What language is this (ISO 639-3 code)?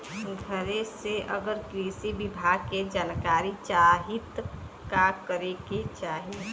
bho